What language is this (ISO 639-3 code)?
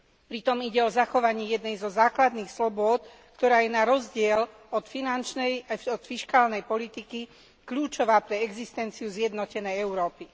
slk